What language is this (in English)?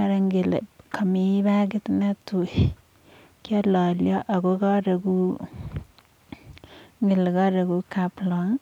Kalenjin